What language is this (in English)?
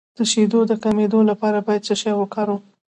Pashto